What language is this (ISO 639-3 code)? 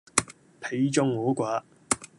yue